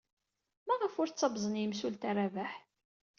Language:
Kabyle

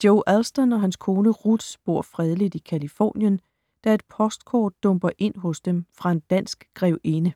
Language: Danish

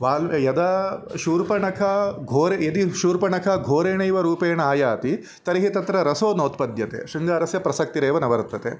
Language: Sanskrit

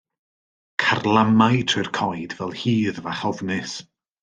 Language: Welsh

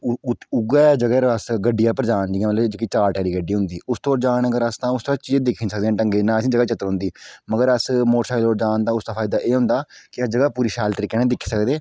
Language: Dogri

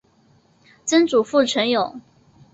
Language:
Chinese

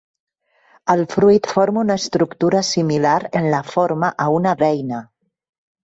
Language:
Catalan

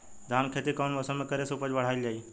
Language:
Bhojpuri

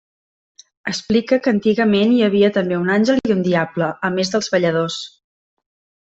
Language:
Catalan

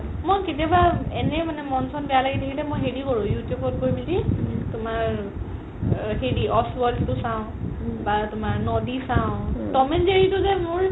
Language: Assamese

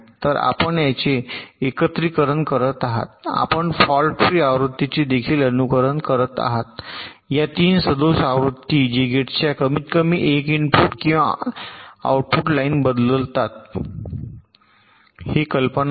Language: Marathi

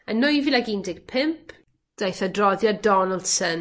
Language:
Welsh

